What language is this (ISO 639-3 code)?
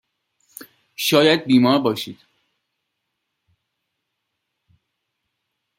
fas